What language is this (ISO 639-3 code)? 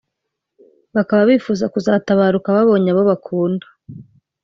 kin